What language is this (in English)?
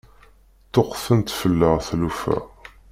Kabyle